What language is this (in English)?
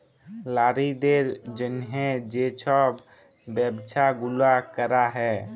Bangla